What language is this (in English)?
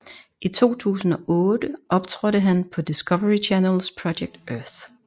Danish